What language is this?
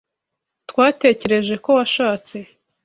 Kinyarwanda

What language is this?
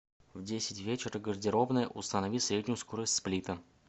Russian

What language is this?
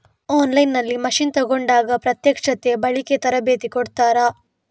Kannada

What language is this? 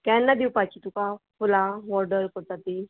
Konkani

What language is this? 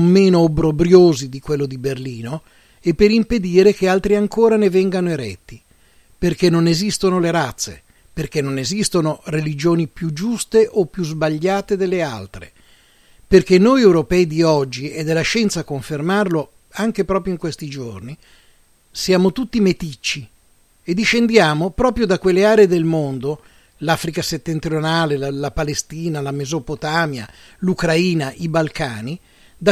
Italian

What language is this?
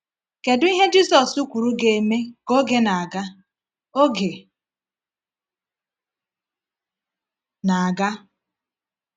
Igbo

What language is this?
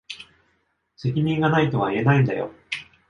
Japanese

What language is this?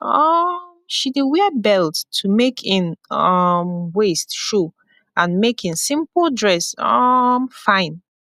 Nigerian Pidgin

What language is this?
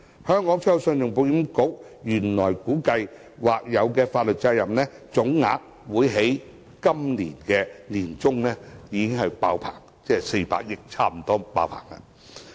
Cantonese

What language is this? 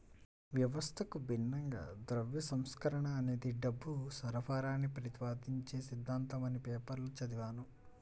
Telugu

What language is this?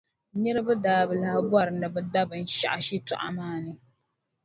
Dagbani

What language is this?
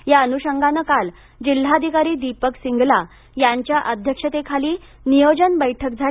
Marathi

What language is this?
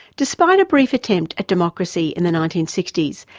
English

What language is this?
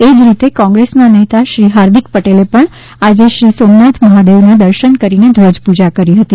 Gujarati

